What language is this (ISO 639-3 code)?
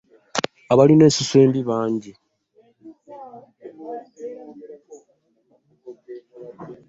lug